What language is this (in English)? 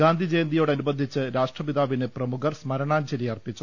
Malayalam